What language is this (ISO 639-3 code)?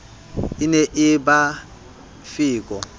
sot